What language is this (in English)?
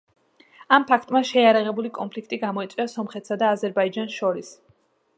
Georgian